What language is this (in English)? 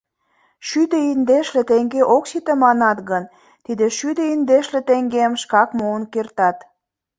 Mari